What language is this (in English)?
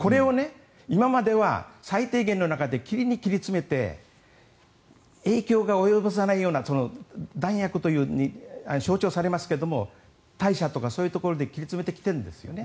Japanese